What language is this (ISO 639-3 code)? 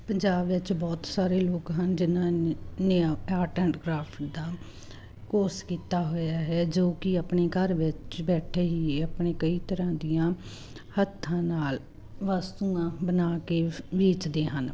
pan